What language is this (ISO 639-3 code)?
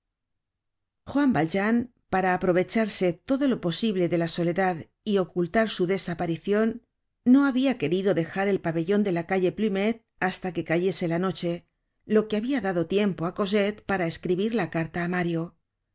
spa